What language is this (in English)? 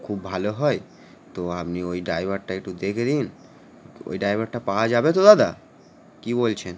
Bangla